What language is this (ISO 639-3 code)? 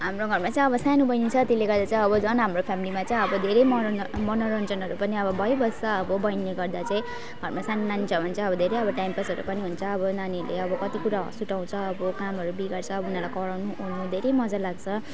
nep